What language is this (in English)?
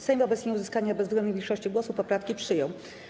Polish